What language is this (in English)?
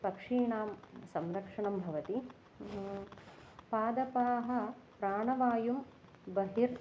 Sanskrit